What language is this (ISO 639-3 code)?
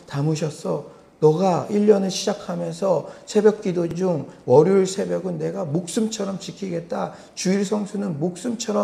kor